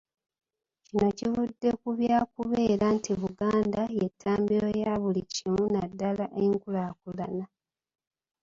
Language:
Ganda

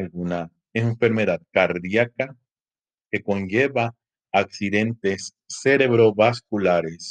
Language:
Spanish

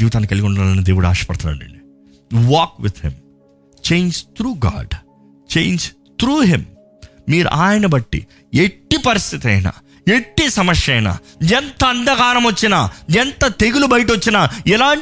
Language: Telugu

